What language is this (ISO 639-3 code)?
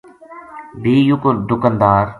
gju